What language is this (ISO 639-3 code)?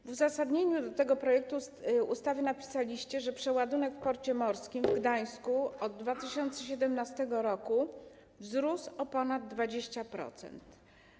pol